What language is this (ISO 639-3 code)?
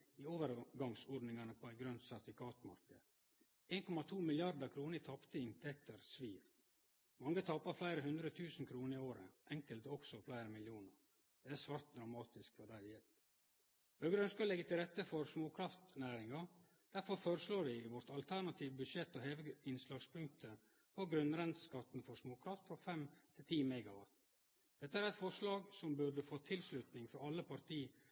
nno